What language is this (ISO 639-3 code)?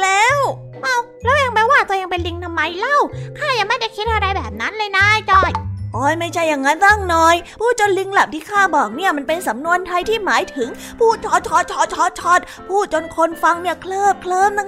tha